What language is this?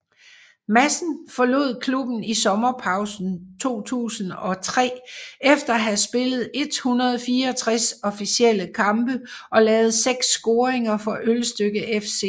Danish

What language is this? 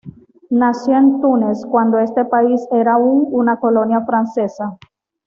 Spanish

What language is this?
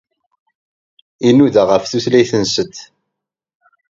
Kabyle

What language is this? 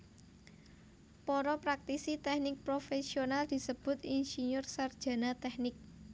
Javanese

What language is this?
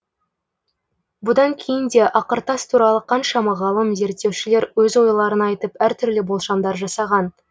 Kazakh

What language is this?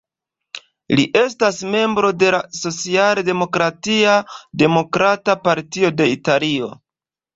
Esperanto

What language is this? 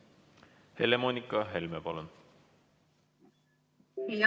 Estonian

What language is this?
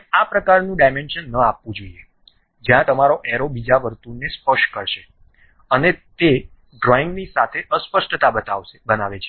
Gujarati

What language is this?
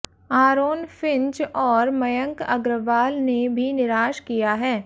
Hindi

